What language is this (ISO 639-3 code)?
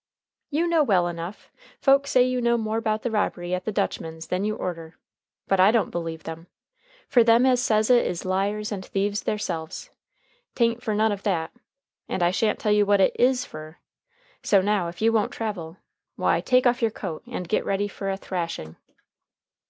eng